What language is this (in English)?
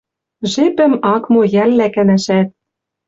Western Mari